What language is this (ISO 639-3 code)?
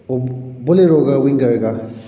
mni